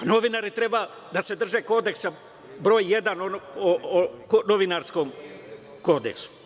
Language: Serbian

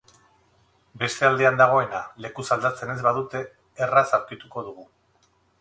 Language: Basque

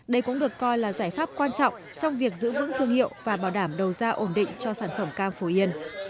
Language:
Vietnamese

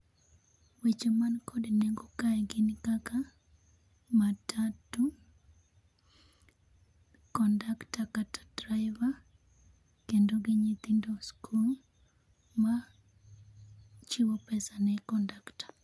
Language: Luo (Kenya and Tanzania)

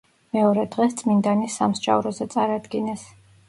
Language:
Georgian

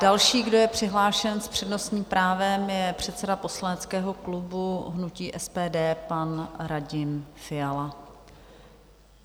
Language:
Czech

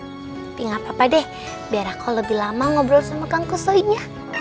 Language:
Indonesian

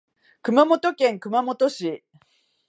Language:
Japanese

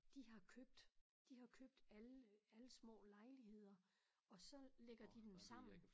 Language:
Danish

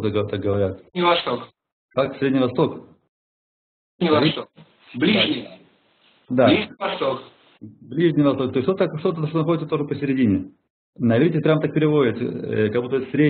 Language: Russian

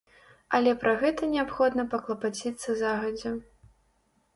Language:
Belarusian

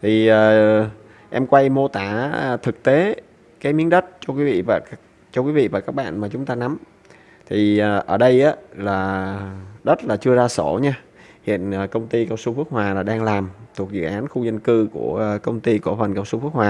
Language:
Vietnamese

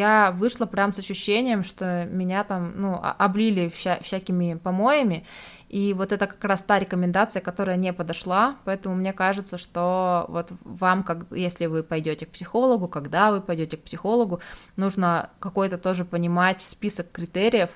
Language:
Russian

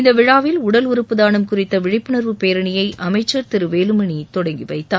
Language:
Tamil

